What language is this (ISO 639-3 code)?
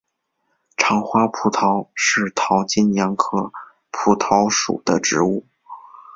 zho